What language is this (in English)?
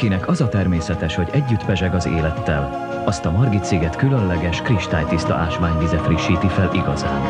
Hungarian